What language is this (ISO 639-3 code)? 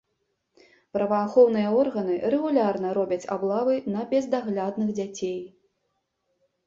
bel